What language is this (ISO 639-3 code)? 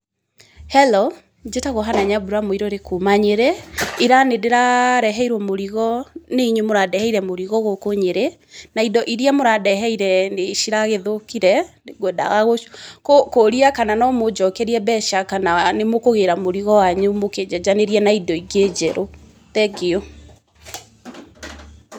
kik